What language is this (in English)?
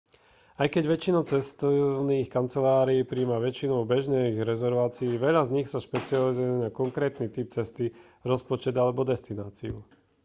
Slovak